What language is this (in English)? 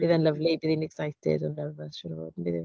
Welsh